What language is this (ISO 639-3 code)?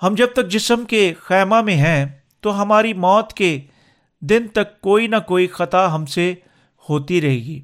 urd